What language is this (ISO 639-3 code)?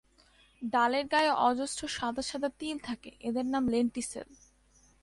ben